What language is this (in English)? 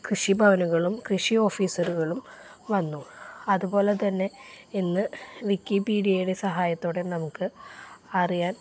Malayalam